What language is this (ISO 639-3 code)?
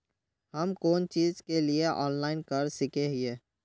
mag